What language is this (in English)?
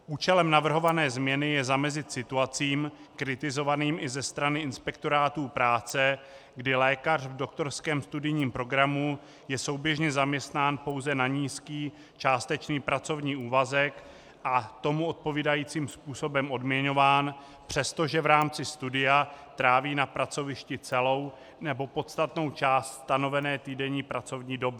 Czech